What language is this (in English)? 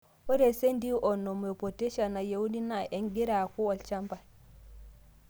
Masai